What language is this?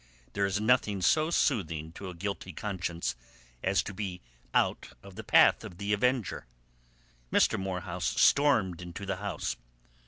English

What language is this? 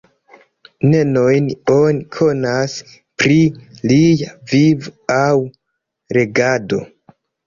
Esperanto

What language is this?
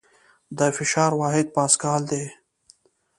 Pashto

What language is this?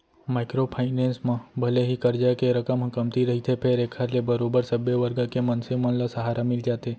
Chhattisgarhi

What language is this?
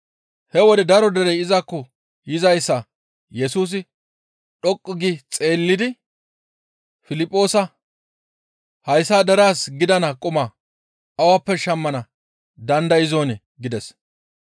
Gamo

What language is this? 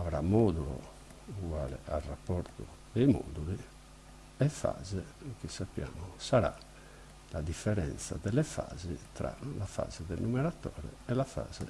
Italian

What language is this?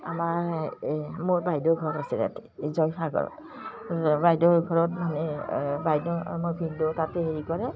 Assamese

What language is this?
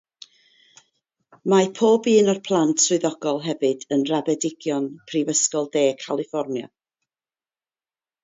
Welsh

